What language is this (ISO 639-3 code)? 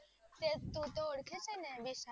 guj